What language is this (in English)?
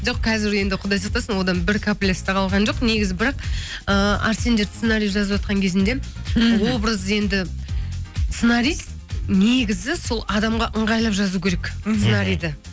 Kazakh